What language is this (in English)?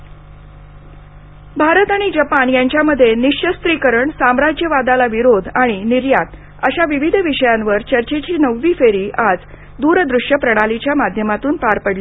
Marathi